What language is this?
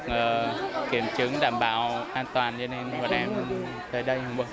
Vietnamese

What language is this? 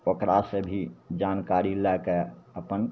Maithili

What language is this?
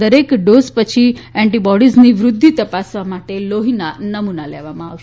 Gujarati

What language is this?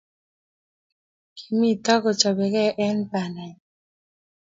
Kalenjin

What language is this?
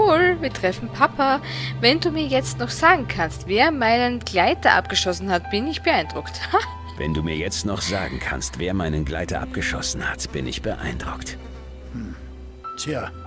German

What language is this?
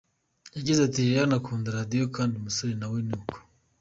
Kinyarwanda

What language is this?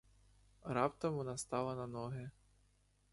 Ukrainian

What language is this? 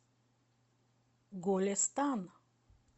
Russian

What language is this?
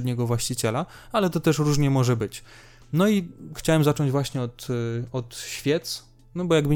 Polish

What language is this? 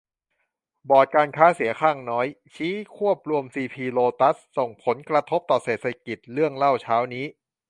Thai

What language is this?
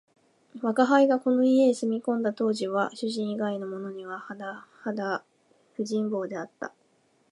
Japanese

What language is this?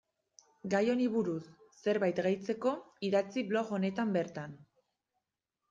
Basque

